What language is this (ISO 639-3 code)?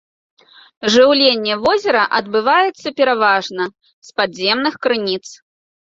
bel